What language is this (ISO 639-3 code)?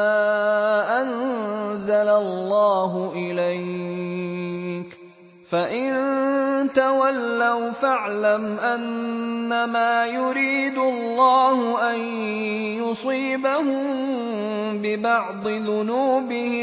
ara